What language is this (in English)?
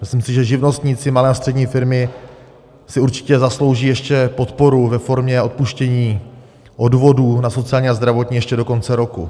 Czech